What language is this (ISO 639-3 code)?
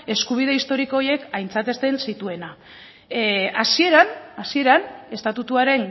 eus